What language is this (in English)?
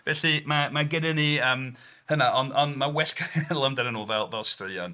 Welsh